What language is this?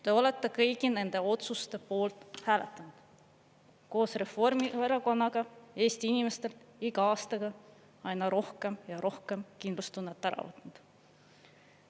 Estonian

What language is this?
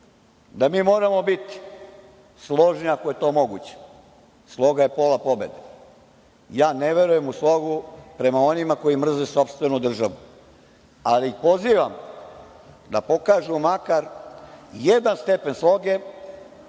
Serbian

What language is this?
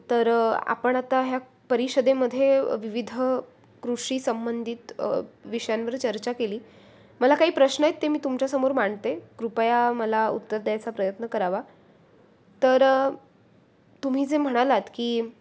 Marathi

